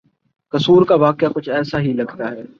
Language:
Urdu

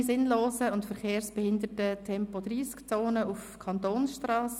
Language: Swiss German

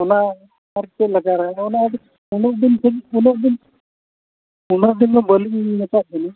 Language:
Santali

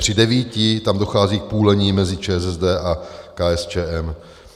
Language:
Czech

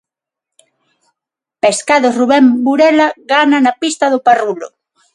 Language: Galician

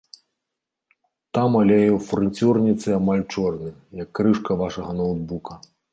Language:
Belarusian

